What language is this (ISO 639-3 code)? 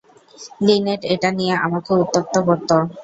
ben